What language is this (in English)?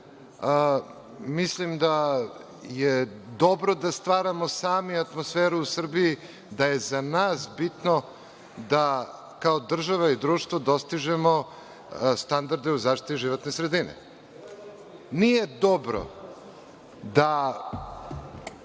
Serbian